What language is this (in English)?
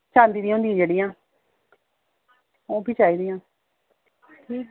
Dogri